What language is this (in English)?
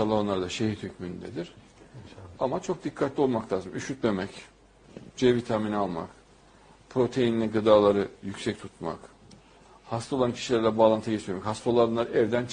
Turkish